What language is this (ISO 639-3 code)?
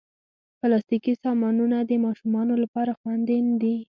pus